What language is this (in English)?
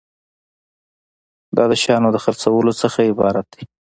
Pashto